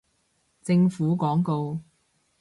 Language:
Cantonese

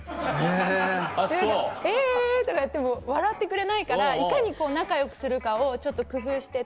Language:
Japanese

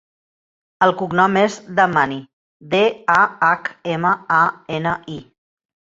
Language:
Catalan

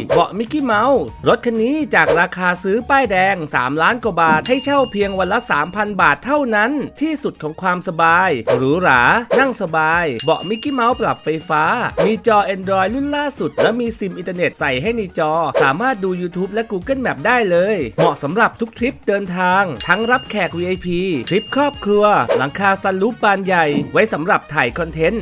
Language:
Thai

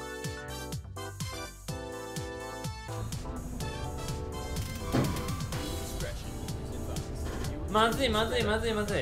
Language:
Japanese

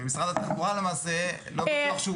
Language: Hebrew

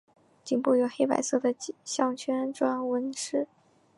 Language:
Chinese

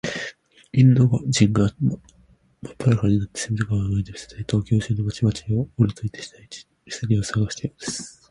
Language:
Japanese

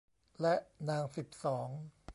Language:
Thai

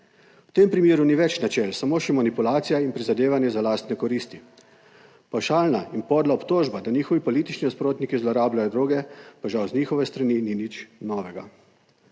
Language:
Slovenian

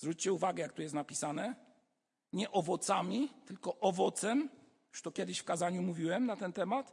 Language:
Polish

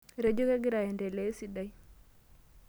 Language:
Masai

